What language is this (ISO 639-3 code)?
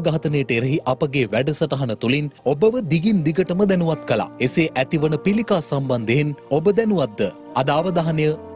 hin